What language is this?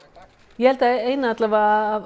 Icelandic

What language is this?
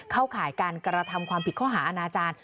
Thai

